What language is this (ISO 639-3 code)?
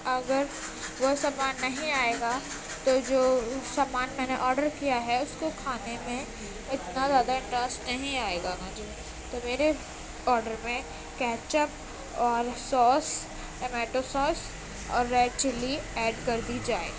urd